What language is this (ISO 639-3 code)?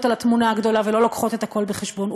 heb